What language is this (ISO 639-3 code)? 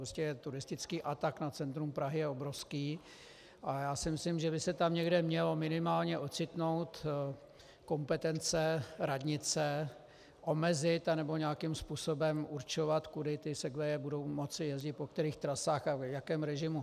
ces